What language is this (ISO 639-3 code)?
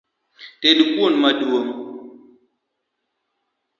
luo